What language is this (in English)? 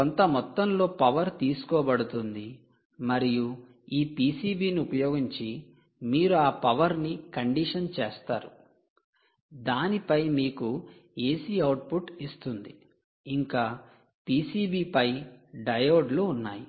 Telugu